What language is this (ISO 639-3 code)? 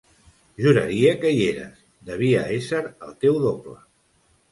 cat